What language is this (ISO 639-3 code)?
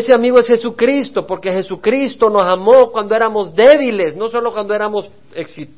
spa